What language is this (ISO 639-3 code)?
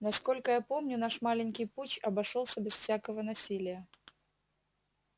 rus